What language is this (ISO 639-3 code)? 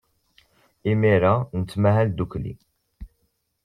kab